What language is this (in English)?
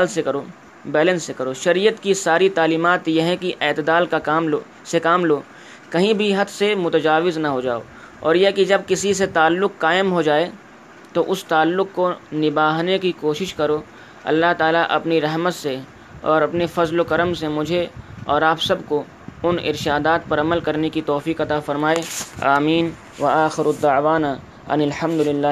Urdu